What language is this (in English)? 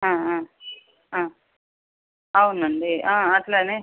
Telugu